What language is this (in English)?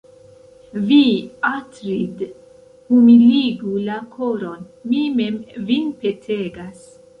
Esperanto